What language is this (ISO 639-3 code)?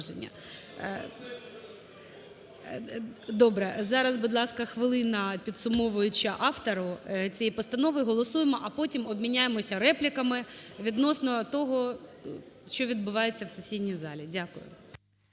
ukr